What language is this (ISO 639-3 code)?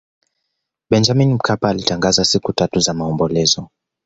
swa